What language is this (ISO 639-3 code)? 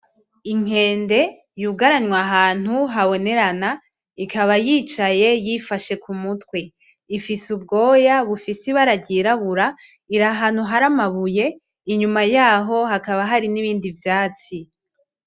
run